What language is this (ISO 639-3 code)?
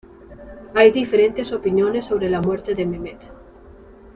spa